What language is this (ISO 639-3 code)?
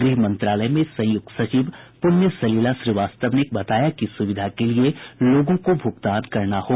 hin